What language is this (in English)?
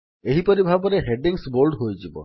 Odia